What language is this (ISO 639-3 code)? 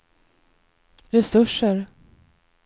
swe